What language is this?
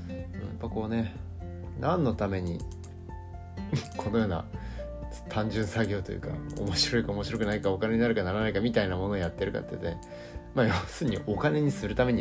Japanese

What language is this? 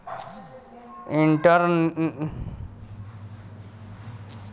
Bhojpuri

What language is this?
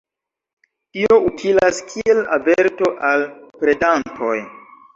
Esperanto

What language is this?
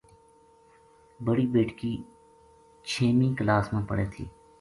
Gujari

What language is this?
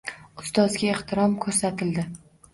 Uzbek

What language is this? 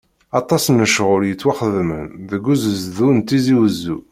Kabyle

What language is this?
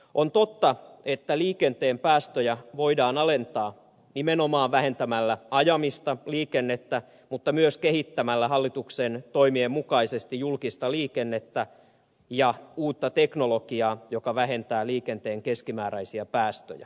Finnish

